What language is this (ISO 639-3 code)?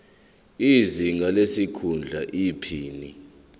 zul